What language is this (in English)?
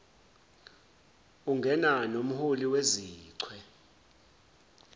Zulu